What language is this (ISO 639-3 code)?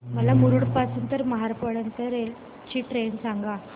mar